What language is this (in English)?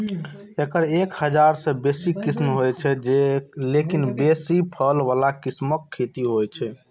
Maithili